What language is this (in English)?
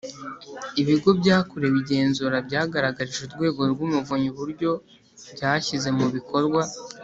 Kinyarwanda